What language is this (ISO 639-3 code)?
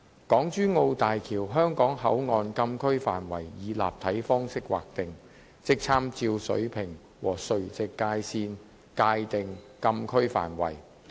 yue